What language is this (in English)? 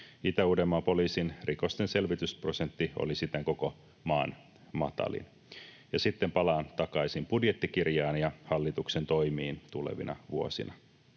Finnish